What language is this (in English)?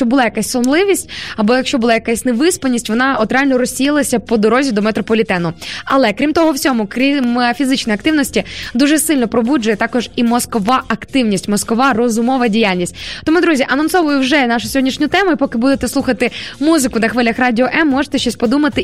Ukrainian